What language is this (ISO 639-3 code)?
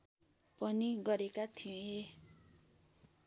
nep